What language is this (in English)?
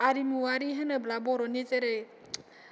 Bodo